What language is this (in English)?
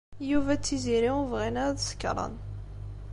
Kabyle